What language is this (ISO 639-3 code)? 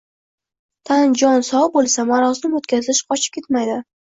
uzb